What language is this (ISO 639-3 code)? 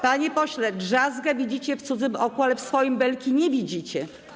pol